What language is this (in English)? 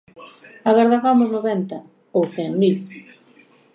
Galician